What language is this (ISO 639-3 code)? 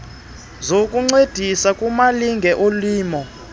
xho